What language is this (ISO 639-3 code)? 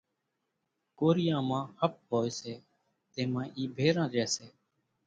gjk